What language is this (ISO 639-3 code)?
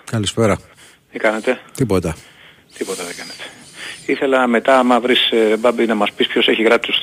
ell